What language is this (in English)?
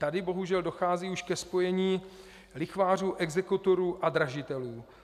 Czech